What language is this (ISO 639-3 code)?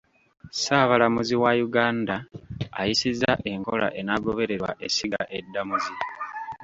lug